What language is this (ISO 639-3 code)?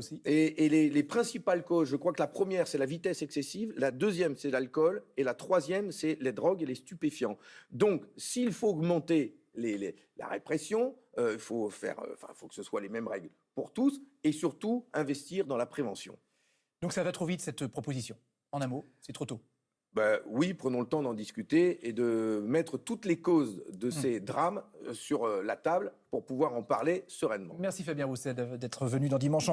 fra